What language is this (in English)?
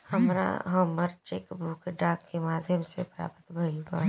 Bhojpuri